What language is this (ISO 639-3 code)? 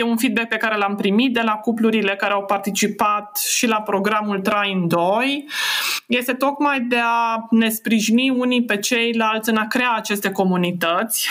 ron